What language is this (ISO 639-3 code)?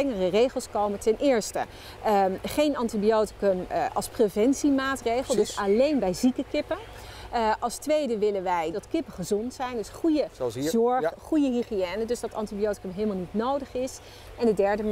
nld